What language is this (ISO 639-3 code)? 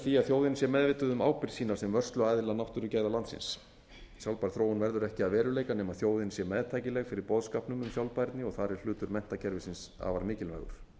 isl